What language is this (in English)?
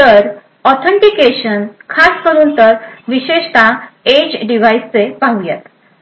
Marathi